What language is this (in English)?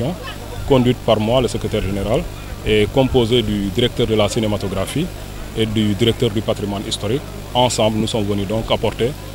French